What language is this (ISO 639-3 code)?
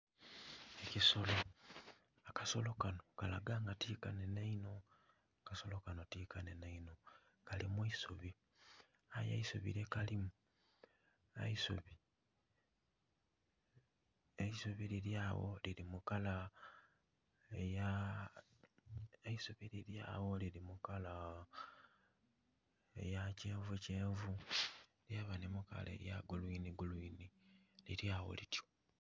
xog